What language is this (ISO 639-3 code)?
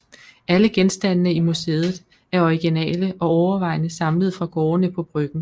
dan